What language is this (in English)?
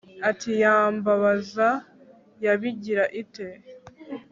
Kinyarwanda